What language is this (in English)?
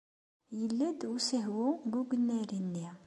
Kabyle